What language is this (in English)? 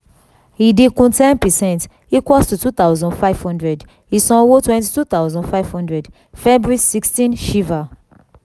Yoruba